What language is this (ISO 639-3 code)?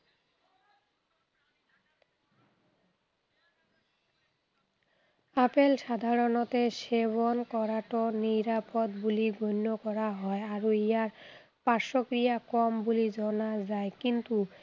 asm